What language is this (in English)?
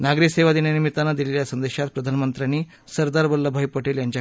Marathi